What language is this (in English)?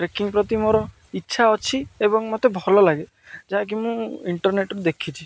Odia